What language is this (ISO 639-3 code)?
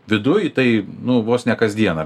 lit